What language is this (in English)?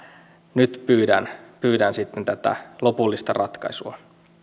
Finnish